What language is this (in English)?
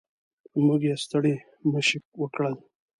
Pashto